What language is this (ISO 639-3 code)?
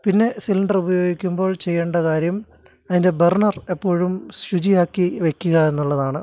mal